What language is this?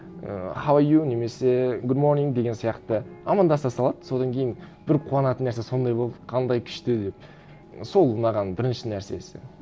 Kazakh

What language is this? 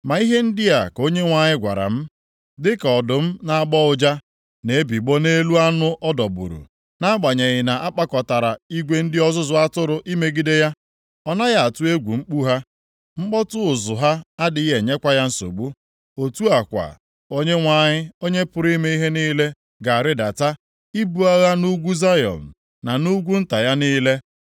Igbo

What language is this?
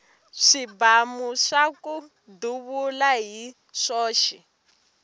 Tsonga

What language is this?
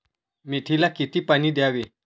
Marathi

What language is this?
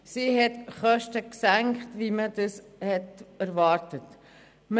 Swiss German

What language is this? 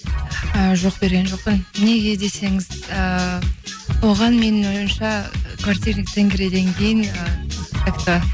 Kazakh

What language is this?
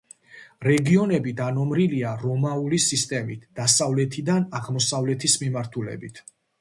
Georgian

